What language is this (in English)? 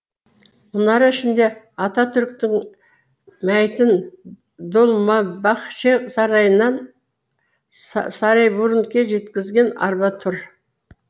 Kazakh